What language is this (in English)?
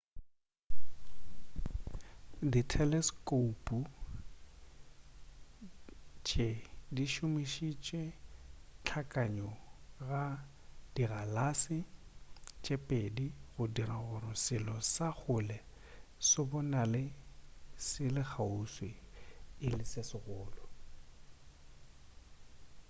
Northern Sotho